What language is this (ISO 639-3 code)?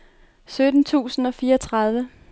dan